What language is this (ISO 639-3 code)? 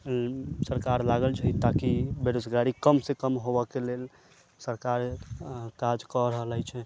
mai